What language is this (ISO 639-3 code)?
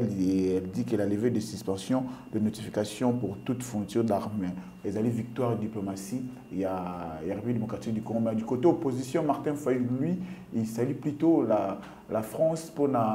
fra